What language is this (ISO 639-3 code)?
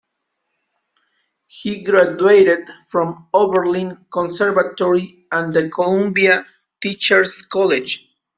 eng